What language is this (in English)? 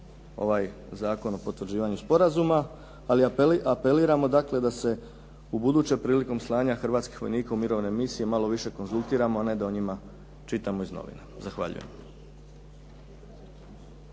Croatian